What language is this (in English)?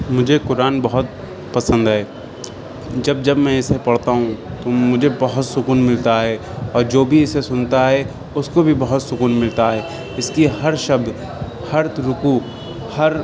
Urdu